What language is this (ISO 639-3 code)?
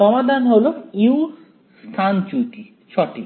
ben